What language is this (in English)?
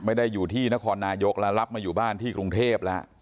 Thai